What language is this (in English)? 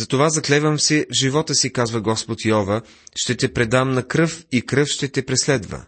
Bulgarian